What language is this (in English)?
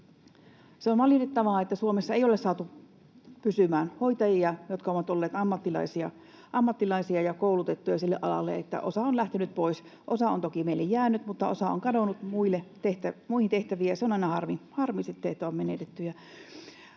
Finnish